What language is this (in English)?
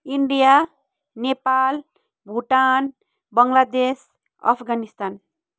Nepali